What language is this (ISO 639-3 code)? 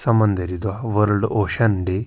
kas